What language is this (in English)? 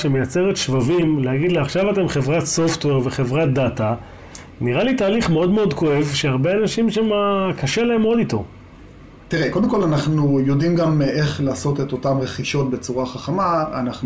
Hebrew